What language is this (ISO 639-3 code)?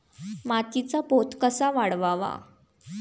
mar